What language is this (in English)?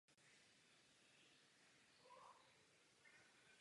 Czech